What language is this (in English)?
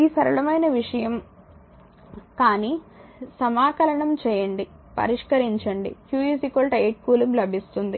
Telugu